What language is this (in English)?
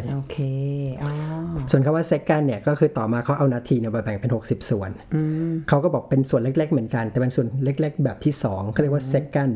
Thai